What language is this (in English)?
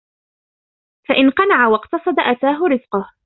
Arabic